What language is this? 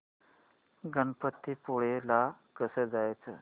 Marathi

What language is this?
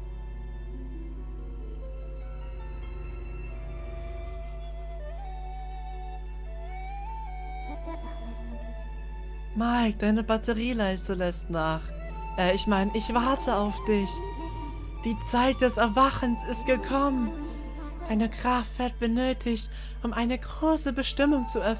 German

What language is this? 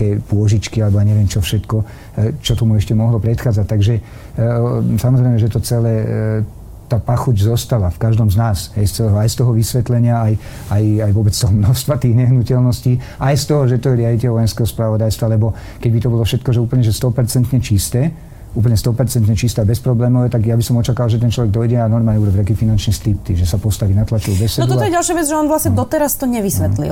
Slovak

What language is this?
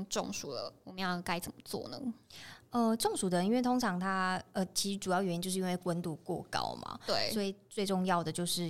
Chinese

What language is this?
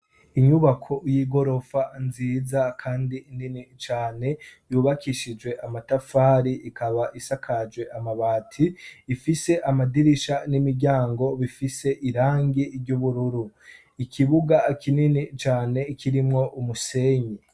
Rundi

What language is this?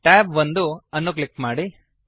Kannada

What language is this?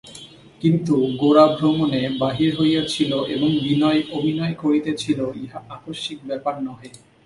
Bangla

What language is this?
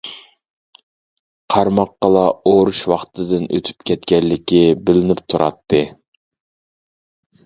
Uyghur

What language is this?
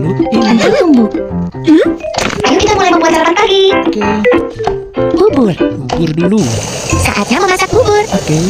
Indonesian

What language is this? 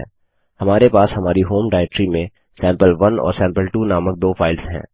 Hindi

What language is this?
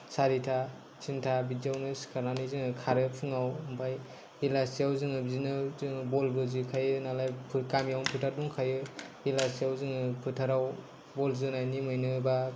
Bodo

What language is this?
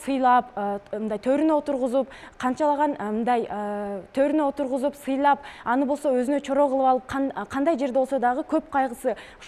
Turkish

